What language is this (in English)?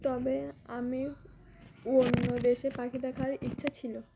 Bangla